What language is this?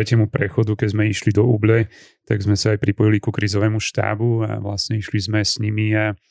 Slovak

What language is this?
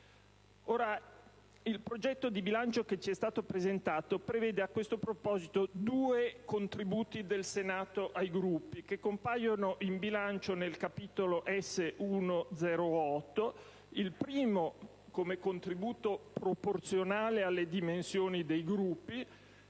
Italian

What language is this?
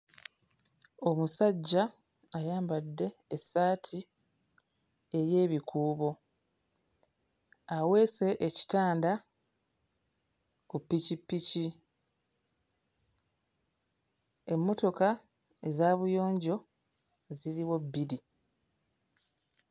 Ganda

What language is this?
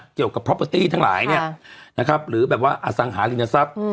Thai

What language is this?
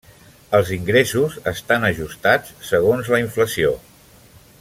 Catalan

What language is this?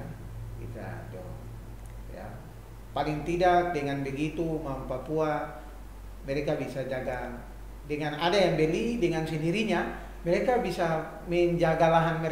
Indonesian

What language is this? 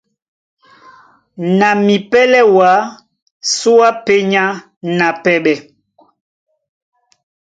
Duala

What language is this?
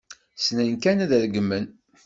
Kabyle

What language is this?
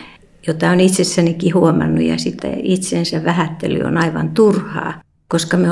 Finnish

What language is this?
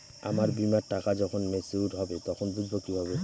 Bangla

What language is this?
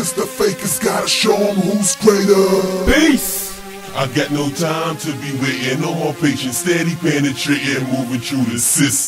English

